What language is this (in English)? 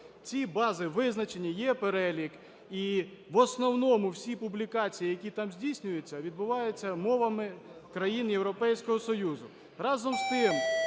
Ukrainian